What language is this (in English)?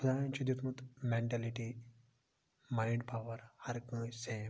Kashmiri